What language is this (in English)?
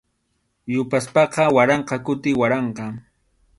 Arequipa-La Unión Quechua